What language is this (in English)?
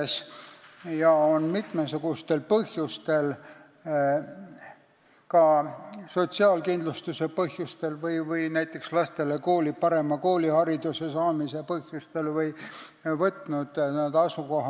Estonian